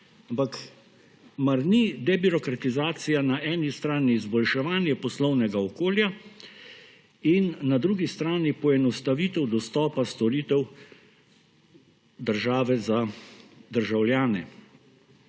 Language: Slovenian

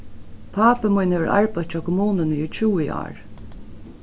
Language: Faroese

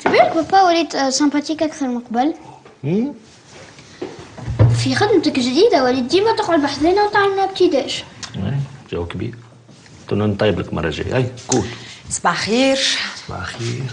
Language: Arabic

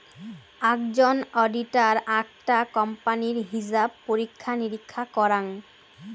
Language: Bangla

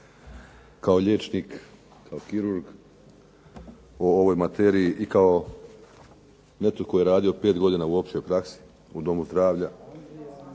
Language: Croatian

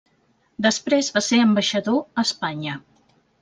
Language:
Catalan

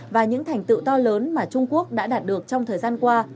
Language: Vietnamese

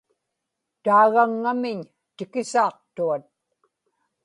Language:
Inupiaq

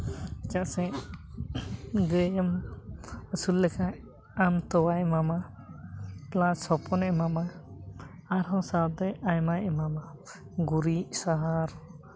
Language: Santali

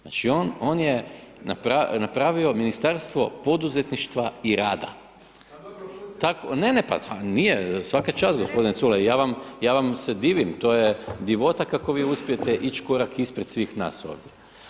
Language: Croatian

